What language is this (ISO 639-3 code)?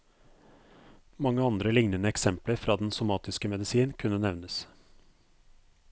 nor